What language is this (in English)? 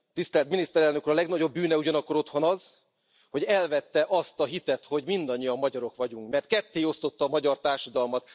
Hungarian